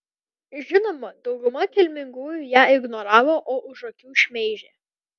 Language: Lithuanian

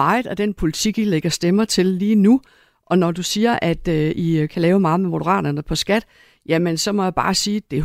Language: Danish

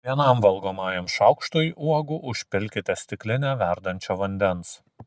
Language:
Lithuanian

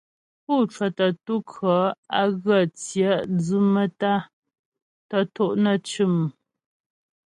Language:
Ghomala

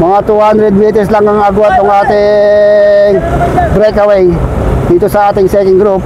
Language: Filipino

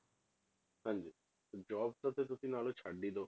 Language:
Punjabi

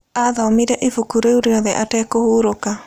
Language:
Kikuyu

